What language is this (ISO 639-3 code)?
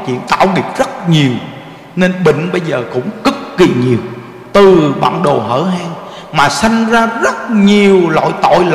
vie